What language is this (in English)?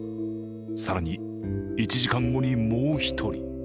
Japanese